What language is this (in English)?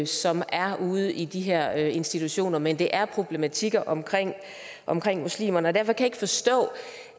Danish